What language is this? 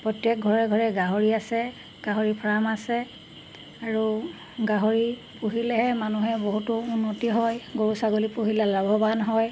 Assamese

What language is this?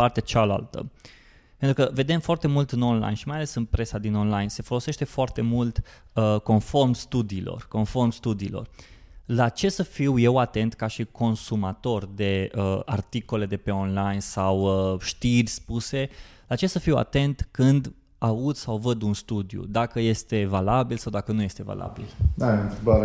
Romanian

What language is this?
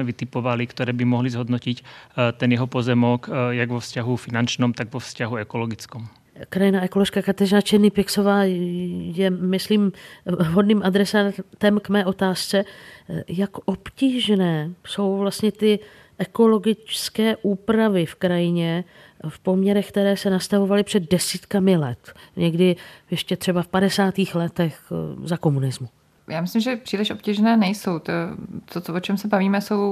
Czech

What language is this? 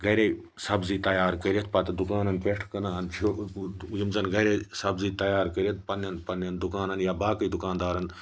Kashmiri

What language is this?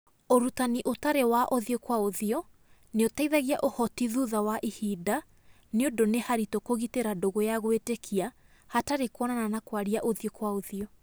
Kikuyu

